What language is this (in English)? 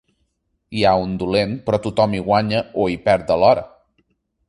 Catalan